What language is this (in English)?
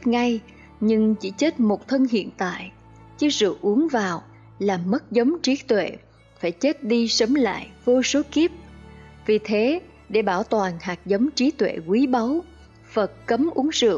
Vietnamese